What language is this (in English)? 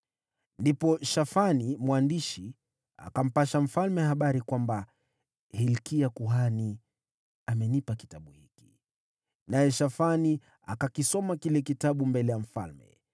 Swahili